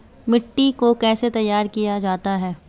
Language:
Hindi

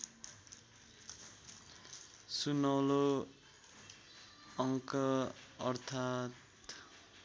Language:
Nepali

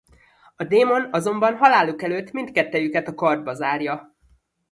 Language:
Hungarian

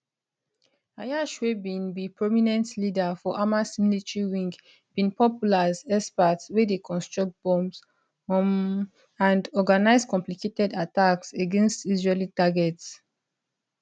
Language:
Nigerian Pidgin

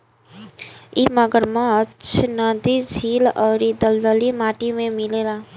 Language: Bhojpuri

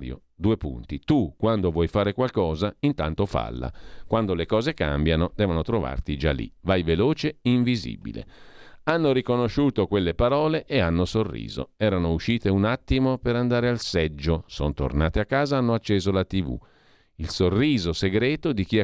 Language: Italian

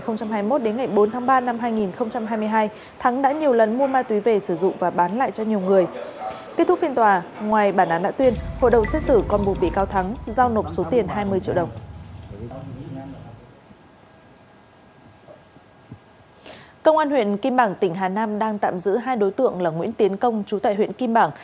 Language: Vietnamese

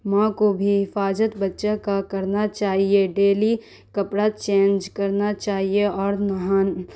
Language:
Urdu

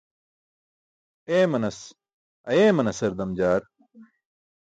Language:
Burushaski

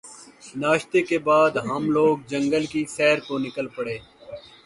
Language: Urdu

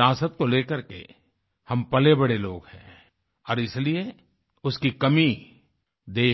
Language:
Hindi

